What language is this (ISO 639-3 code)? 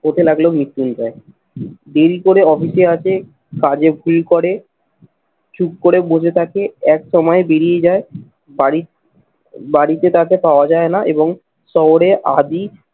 ben